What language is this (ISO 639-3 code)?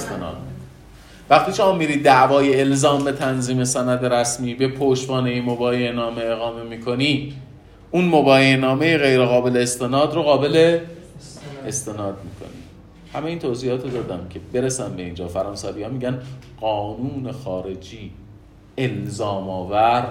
fas